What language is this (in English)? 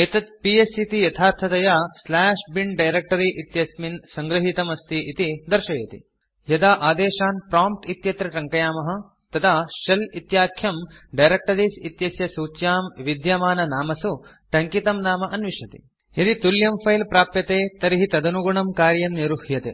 Sanskrit